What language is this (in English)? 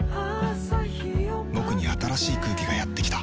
Japanese